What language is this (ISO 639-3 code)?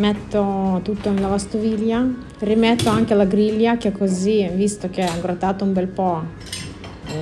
ita